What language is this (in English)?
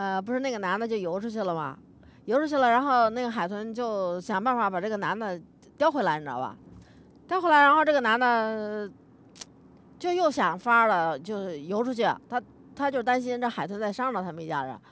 Chinese